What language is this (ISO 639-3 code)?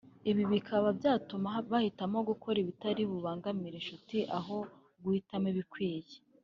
kin